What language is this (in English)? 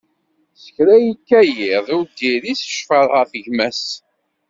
Kabyle